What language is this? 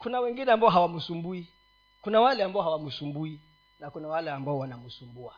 Swahili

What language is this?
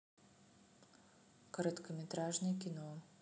Russian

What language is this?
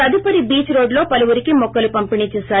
Telugu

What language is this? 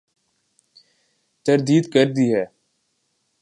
Urdu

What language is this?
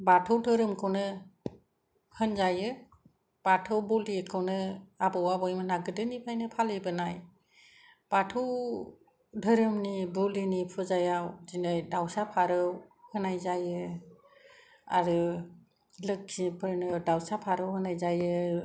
Bodo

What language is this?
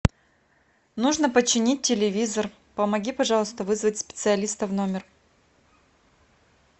Russian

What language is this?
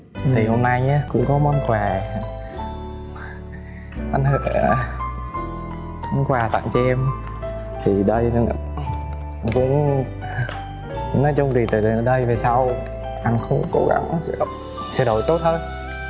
Vietnamese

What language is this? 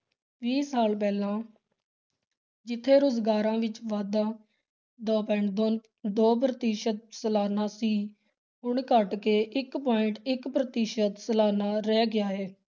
Punjabi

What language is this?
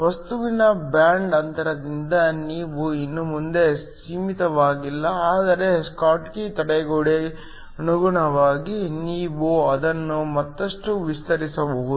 Kannada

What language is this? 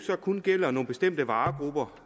Danish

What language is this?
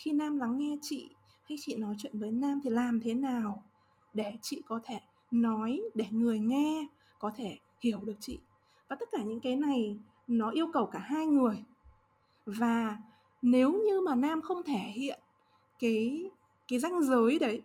Vietnamese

